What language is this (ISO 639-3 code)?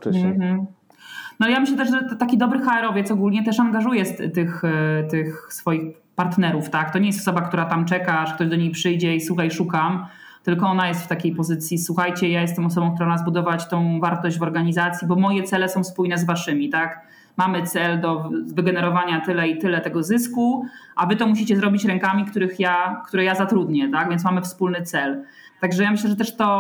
pol